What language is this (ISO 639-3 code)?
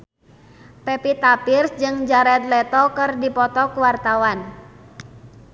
sun